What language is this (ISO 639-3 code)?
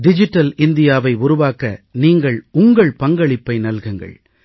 tam